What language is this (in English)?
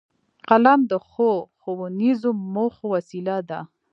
Pashto